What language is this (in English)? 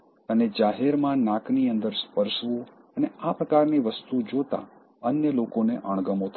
Gujarati